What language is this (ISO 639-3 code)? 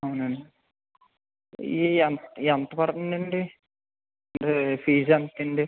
tel